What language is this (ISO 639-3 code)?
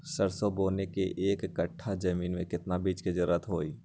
mag